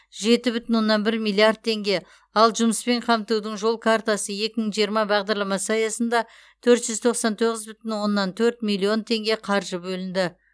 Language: Kazakh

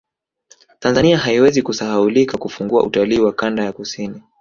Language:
Swahili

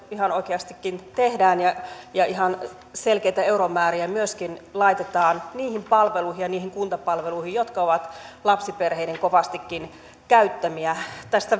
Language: Finnish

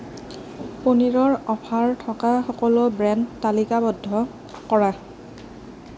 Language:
Assamese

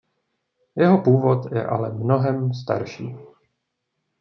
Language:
Czech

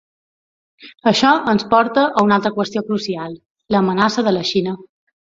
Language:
Catalan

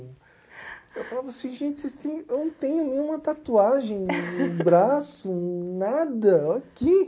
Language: Portuguese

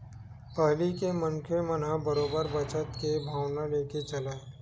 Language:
Chhattisgarhi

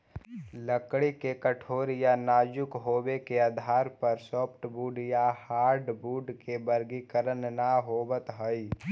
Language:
Magahi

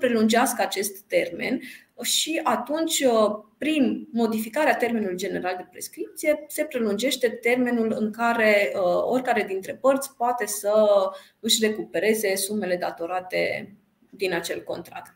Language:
Romanian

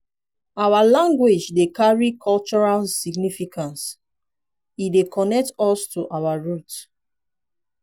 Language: Nigerian Pidgin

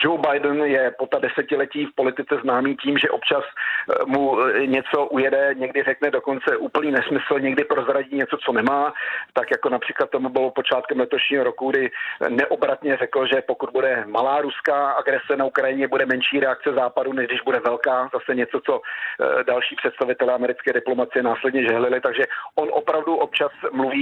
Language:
Czech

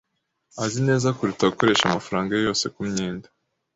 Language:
Kinyarwanda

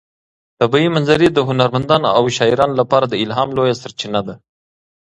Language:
Pashto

